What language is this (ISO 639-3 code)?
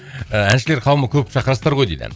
kaz